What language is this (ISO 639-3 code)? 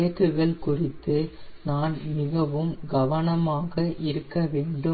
tam